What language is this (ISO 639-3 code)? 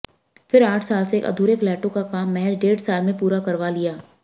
hin